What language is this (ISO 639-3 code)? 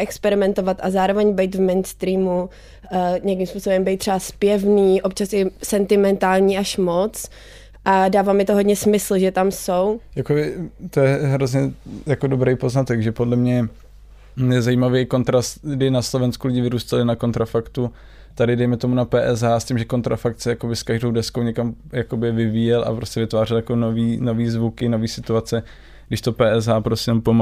ces